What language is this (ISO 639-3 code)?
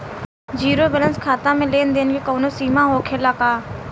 bho